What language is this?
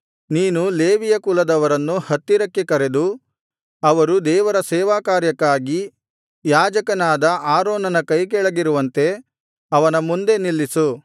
Kannada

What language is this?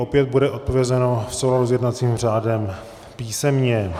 Czech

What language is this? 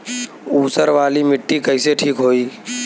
Bhojpuri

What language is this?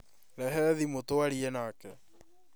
Kikuyu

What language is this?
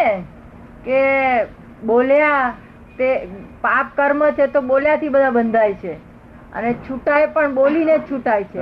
Gujarati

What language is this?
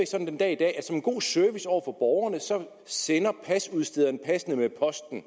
Danish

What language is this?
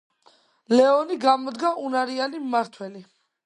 Georgian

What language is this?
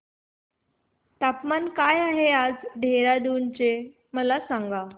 Marathi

